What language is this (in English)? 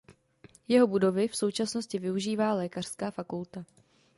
Czech